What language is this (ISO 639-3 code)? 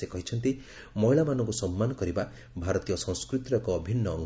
ori